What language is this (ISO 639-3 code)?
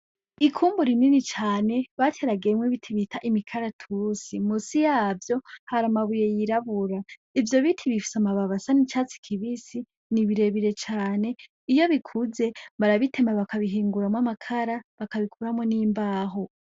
run